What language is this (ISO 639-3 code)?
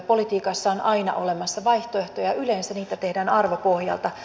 fin